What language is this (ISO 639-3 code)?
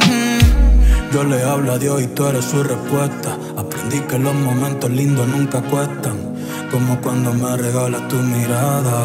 ron